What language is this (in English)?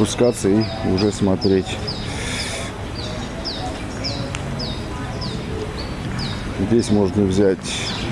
Russian